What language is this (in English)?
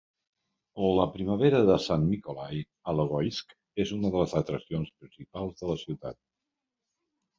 Catalan